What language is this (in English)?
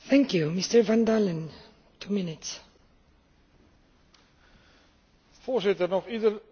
Dutch